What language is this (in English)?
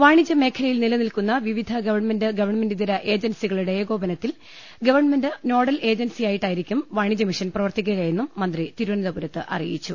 Malayalam